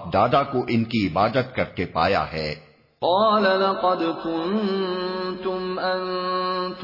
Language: Urdu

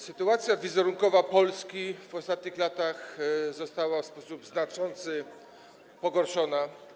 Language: Polish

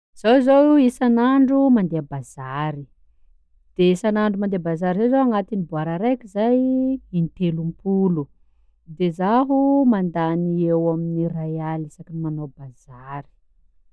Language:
Sakalava Malagasy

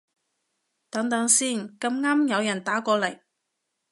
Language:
Cantonese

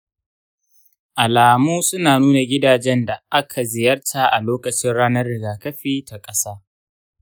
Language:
Hausa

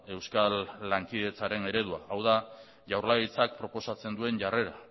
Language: Basque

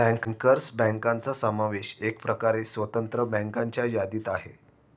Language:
Marathi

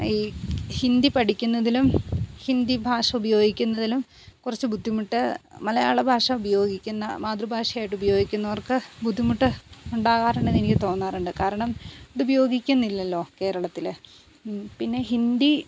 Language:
Malayalam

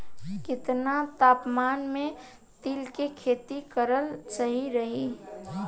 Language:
Bhojpuri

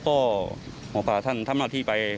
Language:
Thai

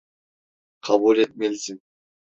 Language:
Turkish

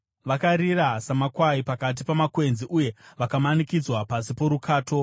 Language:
Shona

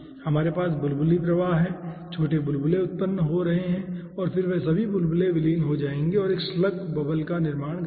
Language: Hindi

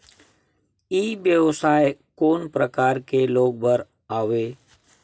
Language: Chhattisgarhi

